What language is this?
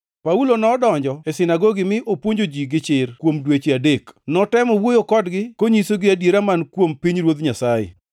Luo (Kenya and Tanzania)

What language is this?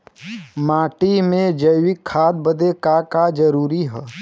Bhojpuri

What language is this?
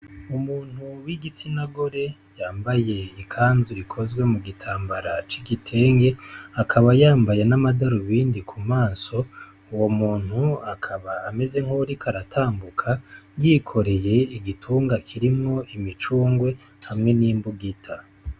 Rundi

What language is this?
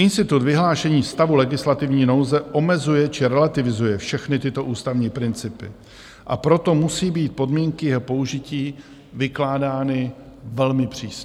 Czech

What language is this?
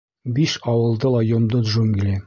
Bashkir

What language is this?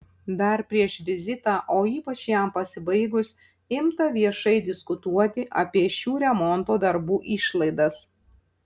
Lithuanian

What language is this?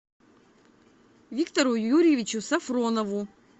Russian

